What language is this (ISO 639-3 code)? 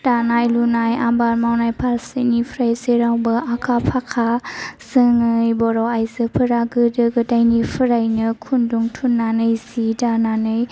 brx